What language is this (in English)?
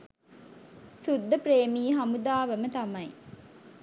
Sinhala